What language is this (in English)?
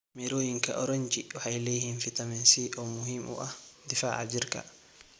Somali